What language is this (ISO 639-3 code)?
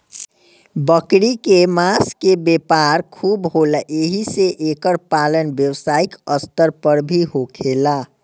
bho